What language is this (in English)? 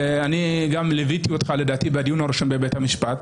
Hebrew